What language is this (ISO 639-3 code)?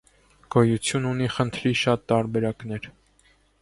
hye